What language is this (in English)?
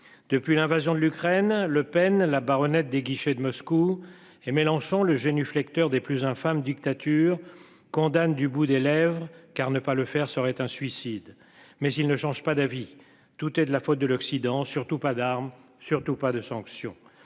French